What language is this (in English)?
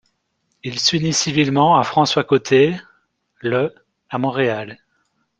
French